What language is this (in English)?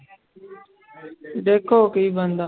Punjabi